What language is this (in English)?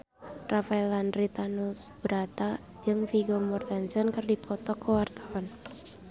Sundanese